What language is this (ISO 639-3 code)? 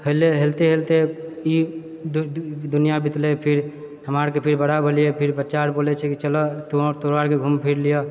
mai